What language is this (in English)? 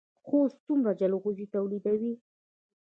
Pashto